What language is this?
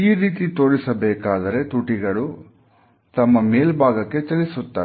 Kannada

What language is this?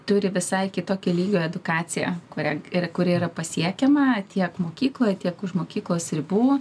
Lithuanian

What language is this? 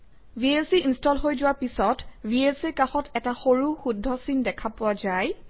Assamese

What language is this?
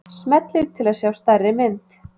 Icelandic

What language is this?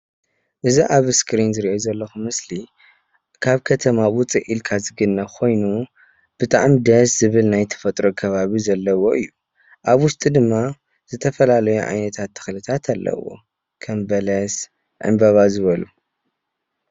Tigrinya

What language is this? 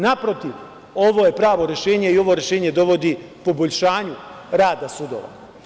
Serbian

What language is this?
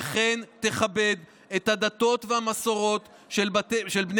Hebrew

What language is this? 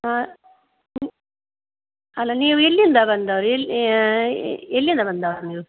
Kannada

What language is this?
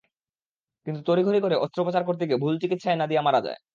Bangla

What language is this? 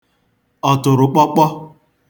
Igbo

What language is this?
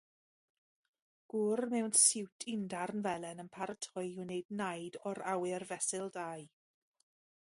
Welsh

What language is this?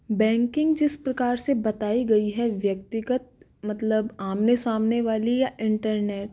Hindi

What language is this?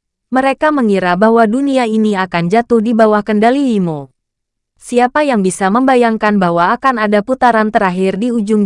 Indonesian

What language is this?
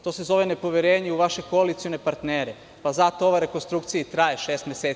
Serbian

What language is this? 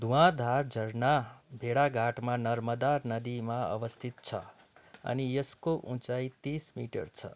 Nepali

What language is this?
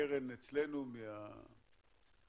Hebrew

